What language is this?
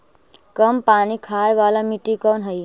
Magahi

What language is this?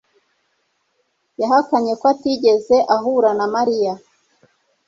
Kinyarwanda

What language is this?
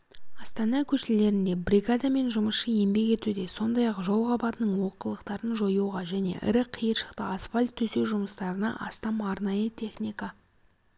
Kazakh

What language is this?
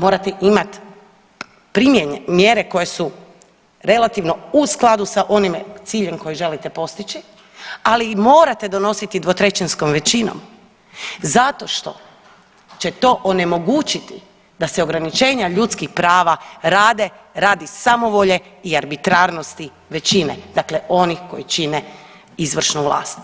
Croatian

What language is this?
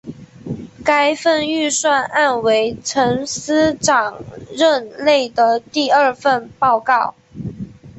Chinese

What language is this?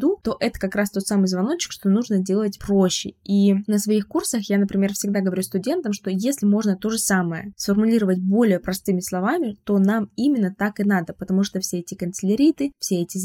Russian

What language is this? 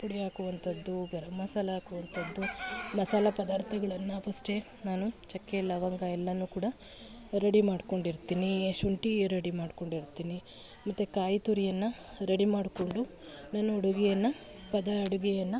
Kannada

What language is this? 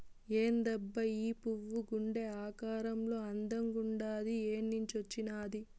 Telugu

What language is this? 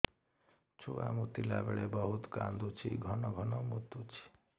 Odia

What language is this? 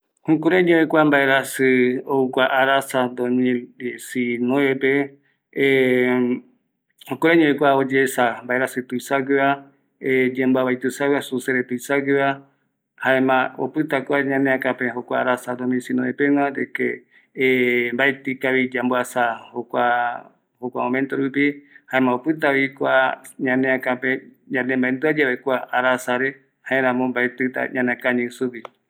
Eastern Bolivian Guaraní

